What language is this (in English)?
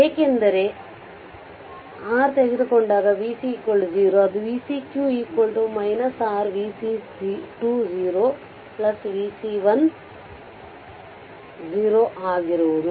Kannada